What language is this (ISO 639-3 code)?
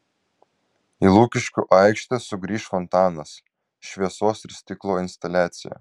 lit